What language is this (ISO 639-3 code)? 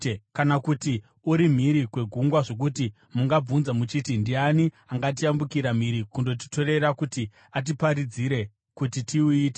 sna